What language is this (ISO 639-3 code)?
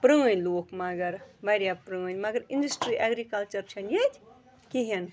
kas